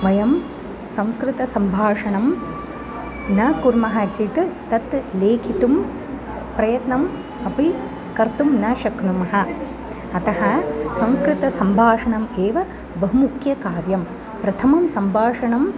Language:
Sanskrit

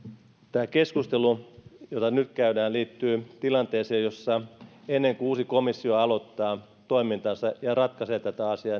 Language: Finnish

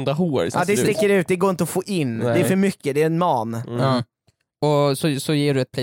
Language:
Swedish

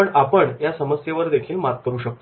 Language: Marathi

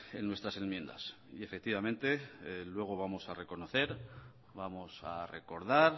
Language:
Spanish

